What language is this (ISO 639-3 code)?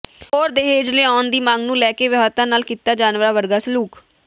pan